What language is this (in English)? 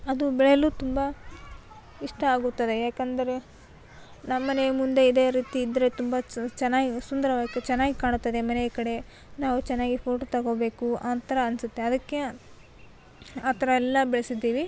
Kannada